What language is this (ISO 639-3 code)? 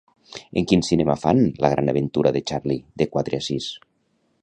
cat